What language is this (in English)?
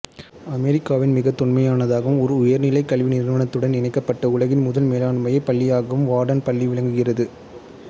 Tamil